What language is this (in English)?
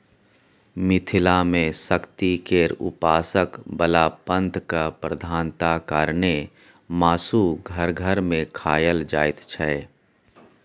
Maithili